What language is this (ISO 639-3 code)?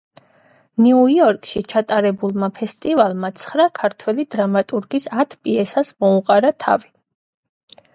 kat